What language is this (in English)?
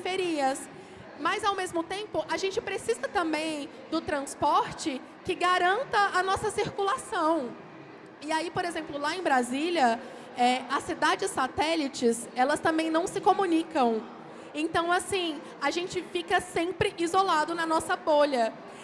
Portuguese